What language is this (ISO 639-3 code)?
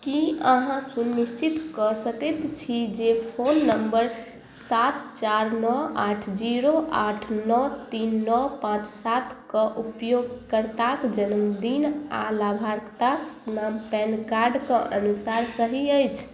mai